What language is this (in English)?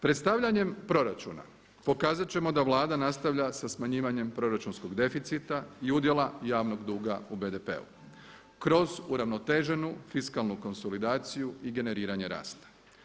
Croatian